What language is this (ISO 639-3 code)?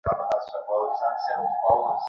ben